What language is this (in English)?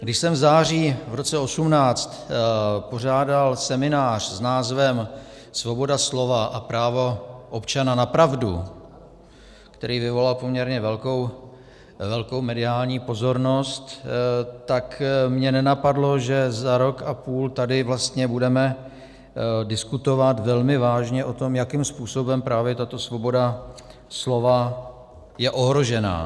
Czech